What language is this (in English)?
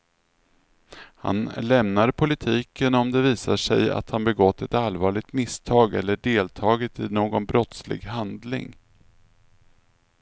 Swedish